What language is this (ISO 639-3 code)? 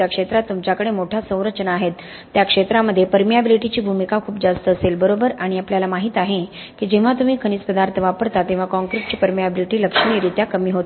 mar